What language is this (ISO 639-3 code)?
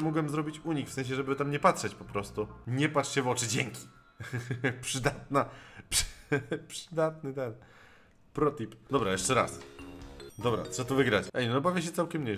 pol